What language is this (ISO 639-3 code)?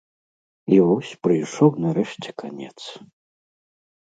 bel